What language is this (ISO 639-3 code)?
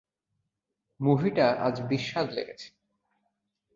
ben